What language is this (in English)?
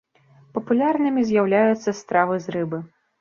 Belarusian